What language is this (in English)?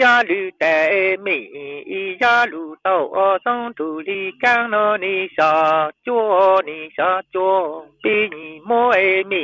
Vietnamese